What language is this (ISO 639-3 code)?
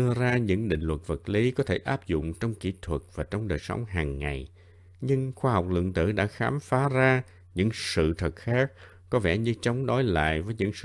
vie